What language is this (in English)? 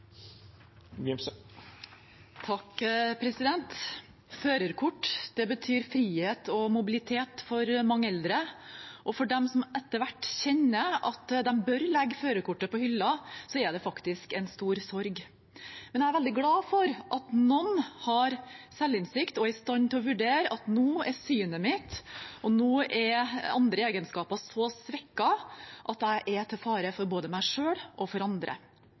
Norwegian